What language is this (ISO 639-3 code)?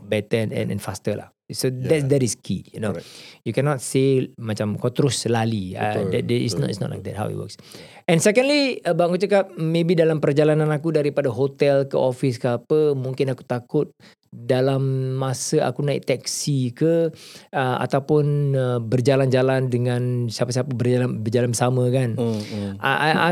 msa